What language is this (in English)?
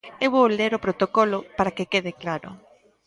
Galician